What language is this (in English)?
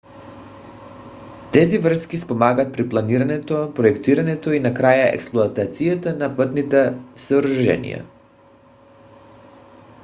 Bulgarian